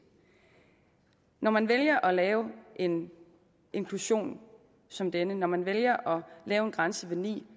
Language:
Danish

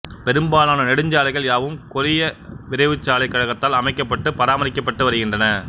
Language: Tamil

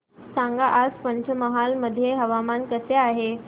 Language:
Marathi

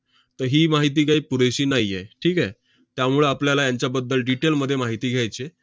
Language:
Marathi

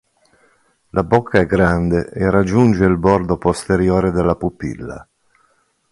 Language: Italian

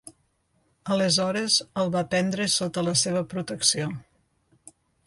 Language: Catalan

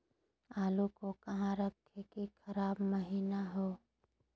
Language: Magahi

